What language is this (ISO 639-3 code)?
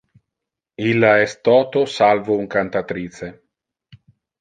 ina